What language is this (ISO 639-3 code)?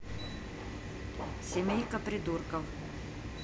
rus